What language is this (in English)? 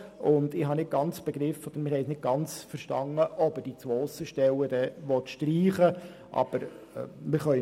Swiss German